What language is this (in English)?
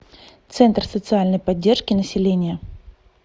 Russian